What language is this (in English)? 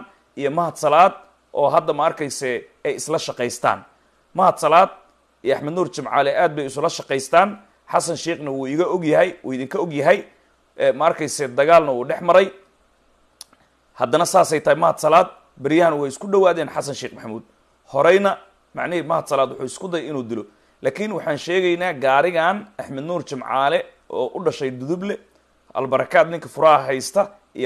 Arabic